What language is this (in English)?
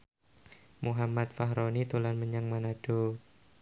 Javanese